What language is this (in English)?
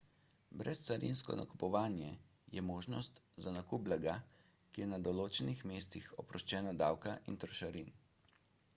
Slovenian